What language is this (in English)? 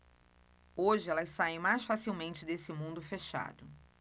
Portuguese